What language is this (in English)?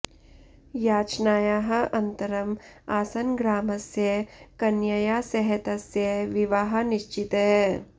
Sanskrit